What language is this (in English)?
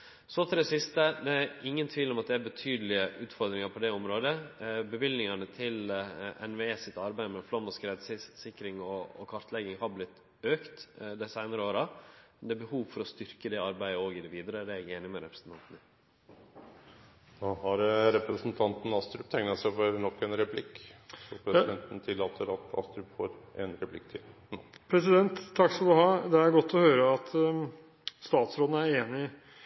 Norwegian